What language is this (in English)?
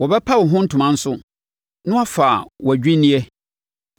Akan